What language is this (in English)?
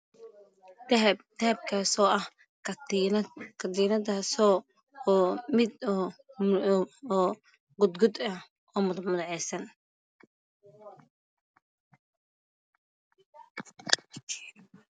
Somali